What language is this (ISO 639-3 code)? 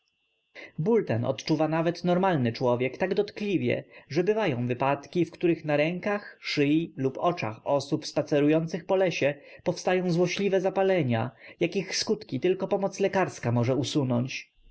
pol